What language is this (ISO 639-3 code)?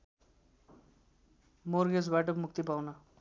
nep